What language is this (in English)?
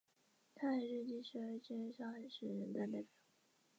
Chinese